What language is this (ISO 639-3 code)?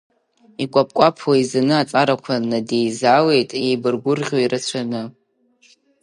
abk